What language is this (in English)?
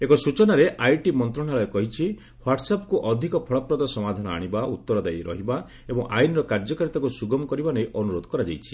Odia